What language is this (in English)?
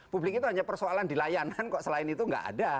Indonesian